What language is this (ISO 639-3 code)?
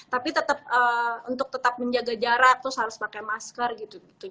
ind